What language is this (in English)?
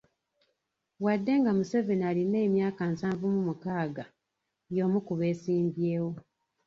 Ganda